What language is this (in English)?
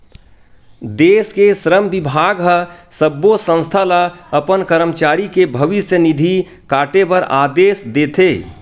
Chhattisgarhi